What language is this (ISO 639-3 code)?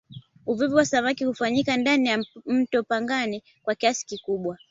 swa